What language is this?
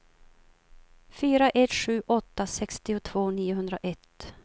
Swedish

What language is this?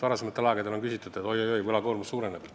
Estonian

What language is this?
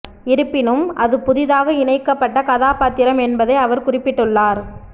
Tamil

